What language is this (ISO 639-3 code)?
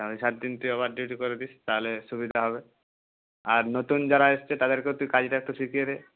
ben